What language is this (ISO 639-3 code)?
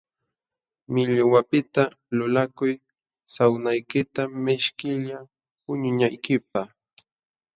qxw